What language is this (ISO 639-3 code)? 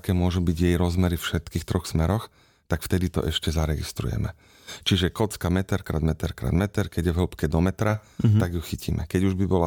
slk